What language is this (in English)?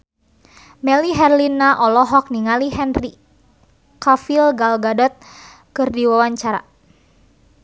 Sundanese